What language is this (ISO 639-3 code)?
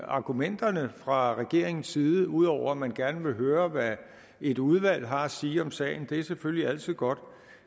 dan